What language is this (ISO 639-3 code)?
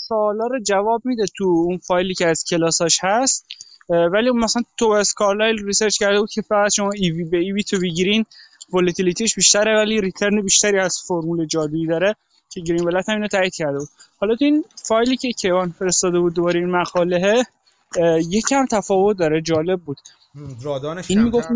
fas